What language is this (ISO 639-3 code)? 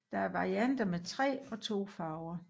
dan